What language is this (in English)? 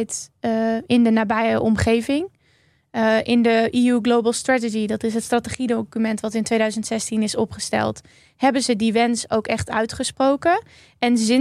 Dutch